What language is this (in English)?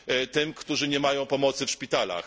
Polish